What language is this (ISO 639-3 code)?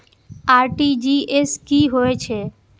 mai